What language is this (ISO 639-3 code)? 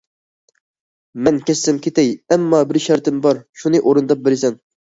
uig